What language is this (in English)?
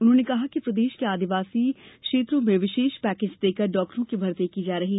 Hindi